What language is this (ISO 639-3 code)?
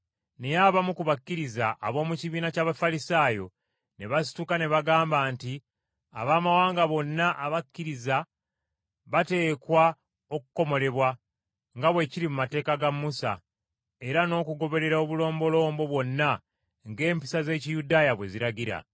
lug